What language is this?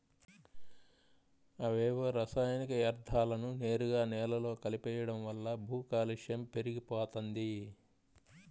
Telugu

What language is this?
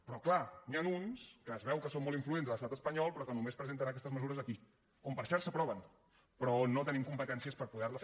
Catalan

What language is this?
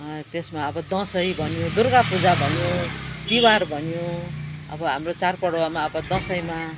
Nepali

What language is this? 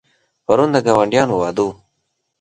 Pashto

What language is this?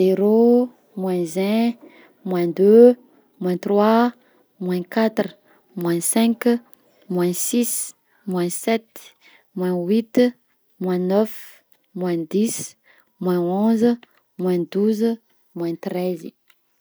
Southern Betsimisaraka Malagasy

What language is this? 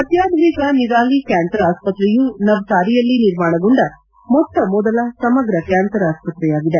Kannada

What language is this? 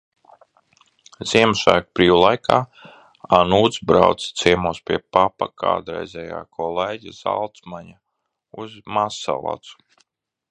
Latvian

